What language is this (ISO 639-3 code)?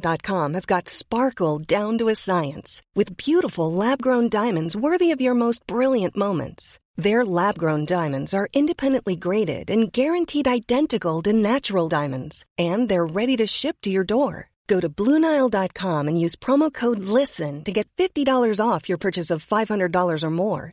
swe